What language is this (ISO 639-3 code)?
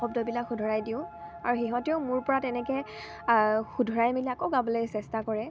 asm